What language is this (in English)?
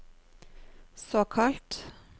Norwegian